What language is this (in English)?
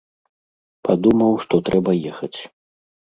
Belarusian